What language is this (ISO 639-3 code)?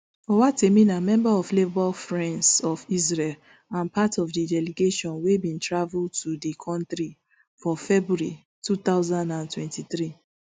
pcm